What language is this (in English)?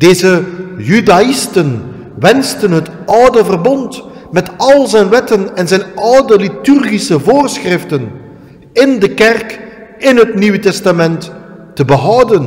Dutch